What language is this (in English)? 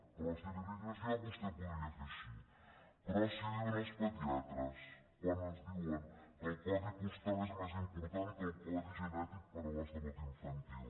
Catalan